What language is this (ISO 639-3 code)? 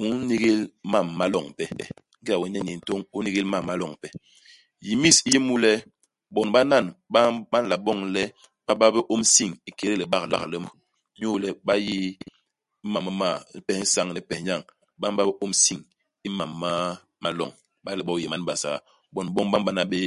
bas